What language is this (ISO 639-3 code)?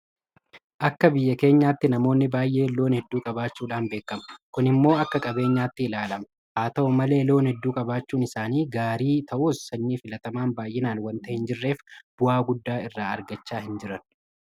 orm